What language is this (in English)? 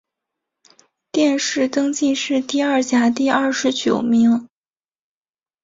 Chinese